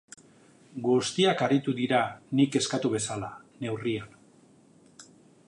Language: Basque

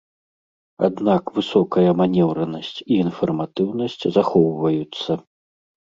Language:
Belarusian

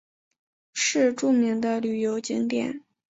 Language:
Chinese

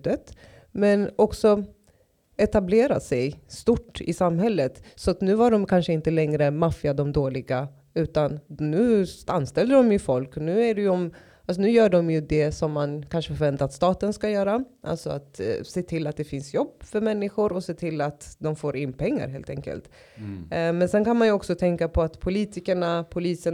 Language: Swedish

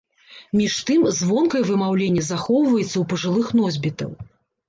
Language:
Belarusian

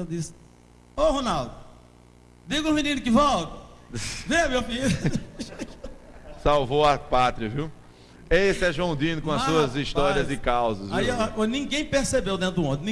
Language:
Portuguese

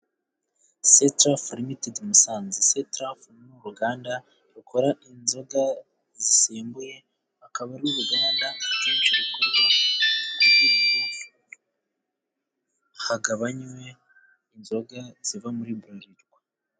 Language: Kinyarwanda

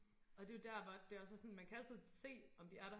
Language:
Danish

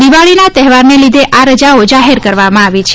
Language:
Gujarati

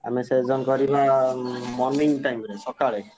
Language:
Odia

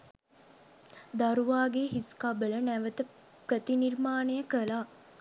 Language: Sinhala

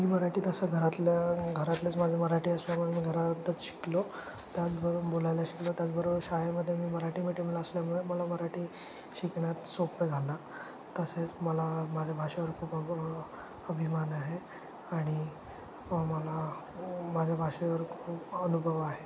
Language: Marathi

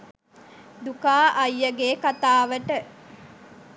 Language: Sinhala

